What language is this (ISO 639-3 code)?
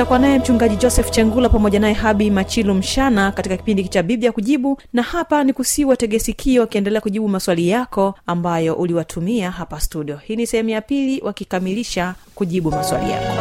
swa